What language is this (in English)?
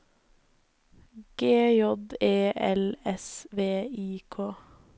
Norwegian